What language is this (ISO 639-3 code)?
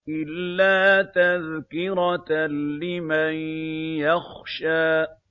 ara